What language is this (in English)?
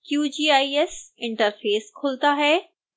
Hindi